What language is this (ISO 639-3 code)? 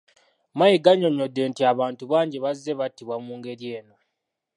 lug